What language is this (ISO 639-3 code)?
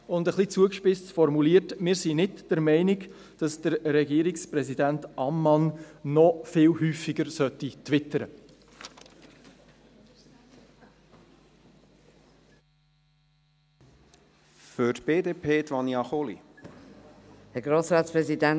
gsw